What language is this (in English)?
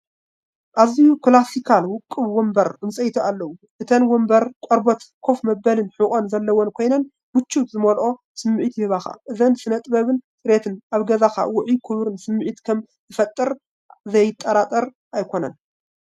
Tigrinya